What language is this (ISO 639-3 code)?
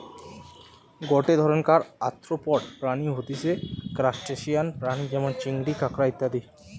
ben